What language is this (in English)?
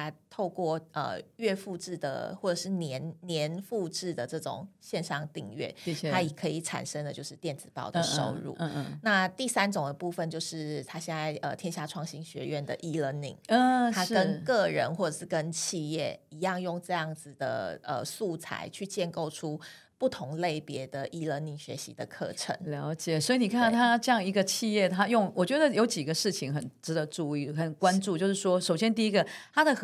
Chinese